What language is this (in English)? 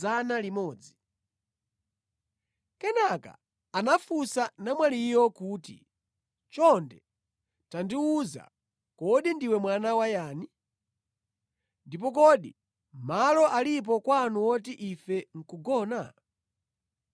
Nyanja